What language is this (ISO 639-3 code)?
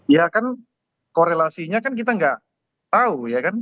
ind